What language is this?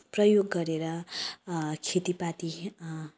Nepali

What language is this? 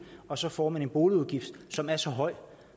Danish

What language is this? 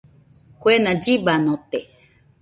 Nüpode Huitoto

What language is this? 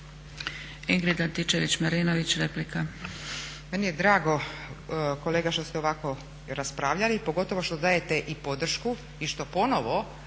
Croatian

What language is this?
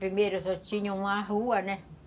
Portuguese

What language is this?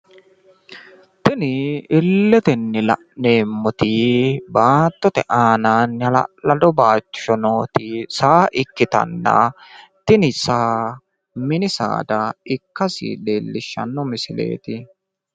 Sidamo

